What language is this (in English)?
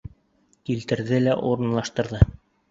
Bashkir